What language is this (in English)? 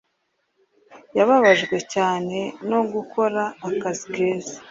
Kinyarwanda